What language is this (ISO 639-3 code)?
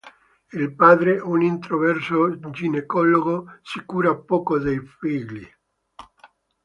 ita